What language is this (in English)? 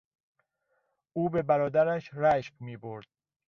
Persian